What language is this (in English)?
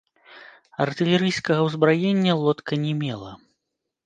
Belarusian